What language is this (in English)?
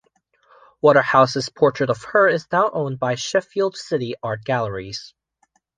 English